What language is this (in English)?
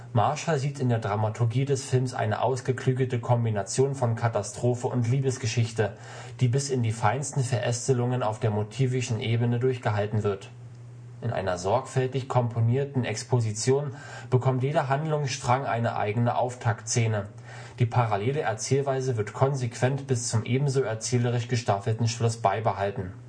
German